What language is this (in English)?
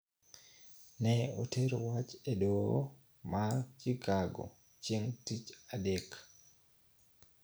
Luo (Kenya and Tanzania)